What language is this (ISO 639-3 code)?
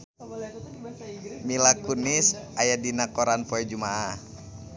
sun